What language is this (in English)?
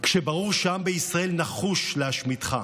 Hebrew